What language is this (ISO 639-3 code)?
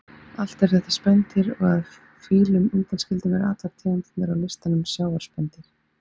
isl